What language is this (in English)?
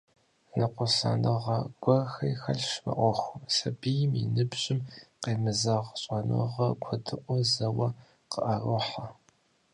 Kabardian